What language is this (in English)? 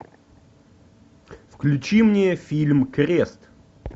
Russian